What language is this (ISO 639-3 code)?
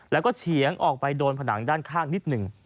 tha